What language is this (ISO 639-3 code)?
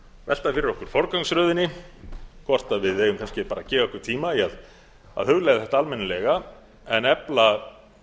isl